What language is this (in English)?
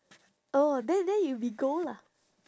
English